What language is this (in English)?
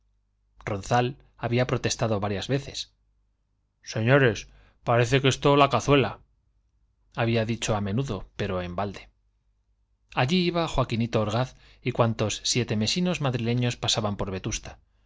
Spanish